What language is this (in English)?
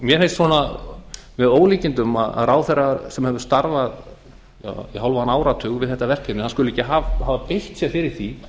Icelandic